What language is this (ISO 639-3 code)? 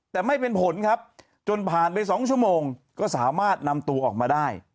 tha